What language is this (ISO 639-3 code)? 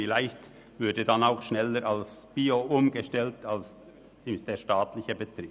gsw